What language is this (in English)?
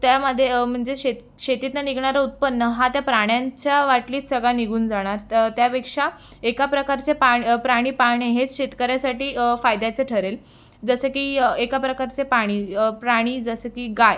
Marathi